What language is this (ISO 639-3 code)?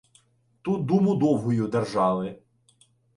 ukr